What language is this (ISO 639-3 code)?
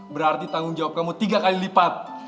ind